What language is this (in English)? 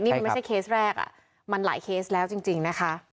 Thai